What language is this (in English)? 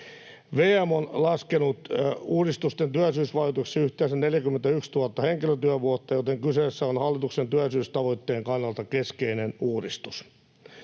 Finnish